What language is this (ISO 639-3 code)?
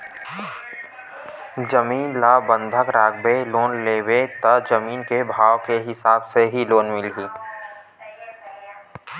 hne